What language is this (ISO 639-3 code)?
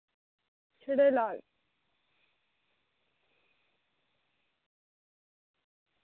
doi